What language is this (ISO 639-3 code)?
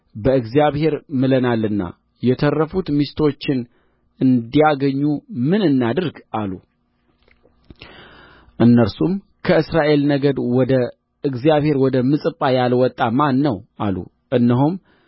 amh